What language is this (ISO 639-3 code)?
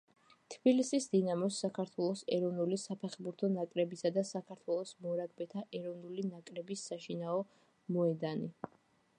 kat